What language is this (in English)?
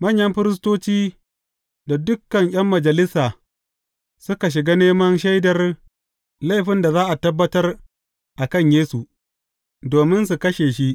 Hausa